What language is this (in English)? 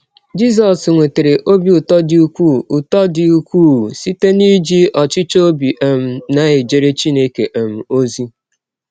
Igbo